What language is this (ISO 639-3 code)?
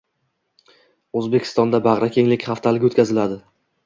uzb